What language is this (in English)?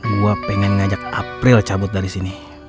Indonesian